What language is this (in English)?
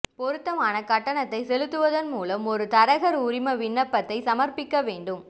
Tamil